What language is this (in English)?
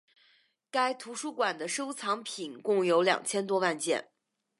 Chinese